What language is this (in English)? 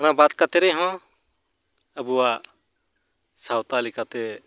Santali